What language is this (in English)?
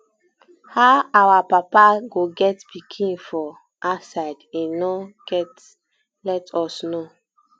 Nigerian Pidgin